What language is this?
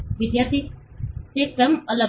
Gujarati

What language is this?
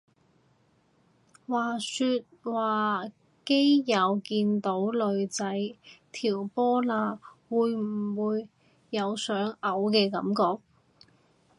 Cantonese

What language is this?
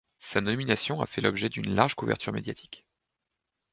French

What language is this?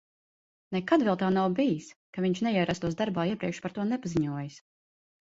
Latvian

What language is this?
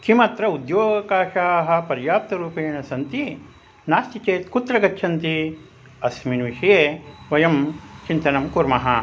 Sanskrit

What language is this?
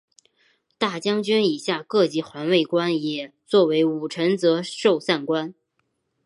Chinese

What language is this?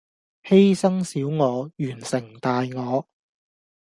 Cantonese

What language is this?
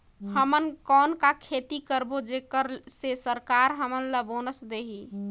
Chhattisgarhi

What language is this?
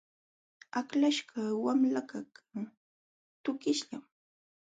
Jauja Wanca Quechua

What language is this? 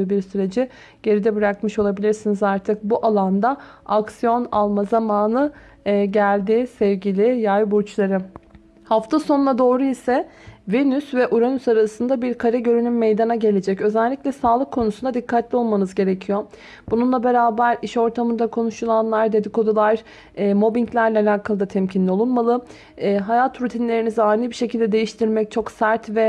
Turkish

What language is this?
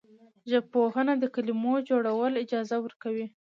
Pashto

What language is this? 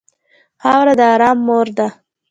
Pashto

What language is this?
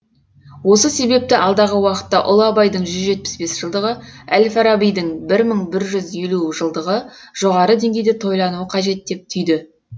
Kazakh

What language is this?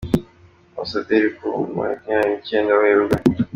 Kinyarwanda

